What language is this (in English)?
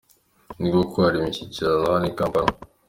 Kinyarwanda